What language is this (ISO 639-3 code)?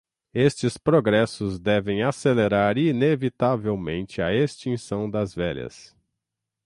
por